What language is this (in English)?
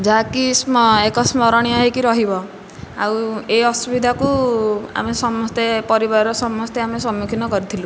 Odia